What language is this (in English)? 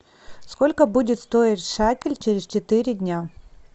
Russian